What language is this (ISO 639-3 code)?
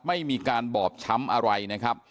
tha